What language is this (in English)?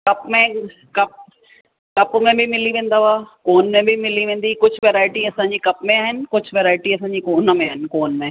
Sindhi